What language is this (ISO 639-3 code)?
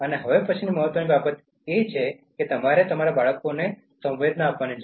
guj